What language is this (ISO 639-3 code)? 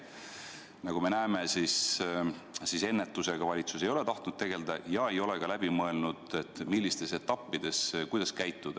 est